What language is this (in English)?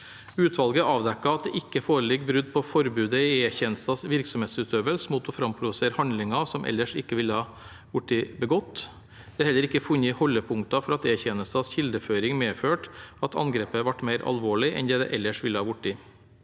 Norwegian